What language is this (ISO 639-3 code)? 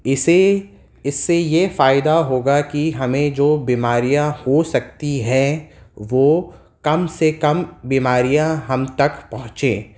urd